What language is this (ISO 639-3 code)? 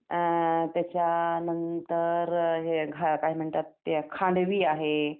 mar